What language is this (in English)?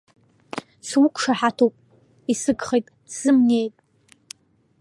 Abkhazian